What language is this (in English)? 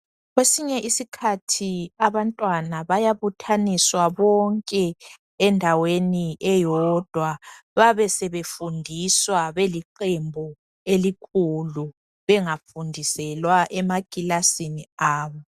North Ndebele